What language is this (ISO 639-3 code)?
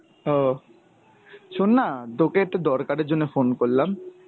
ben